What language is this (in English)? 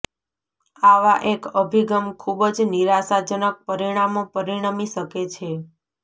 Gujarati